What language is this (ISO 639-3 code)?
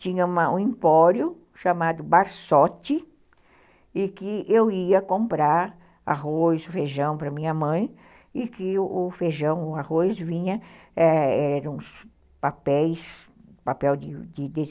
por